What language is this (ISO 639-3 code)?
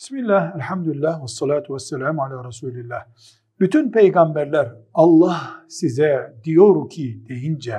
tur